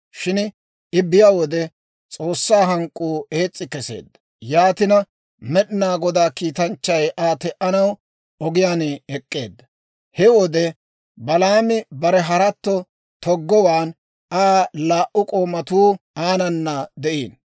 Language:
Dawro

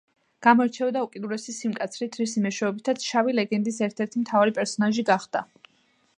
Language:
Georgian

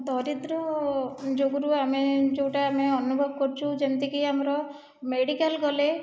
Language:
Odia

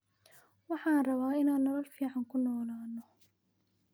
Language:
Somali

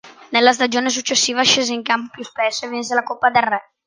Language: Italian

